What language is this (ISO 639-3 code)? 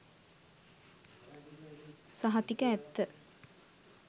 sin